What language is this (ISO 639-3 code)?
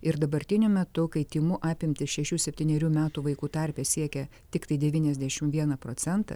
lit